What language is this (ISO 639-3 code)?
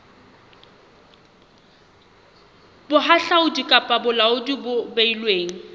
sot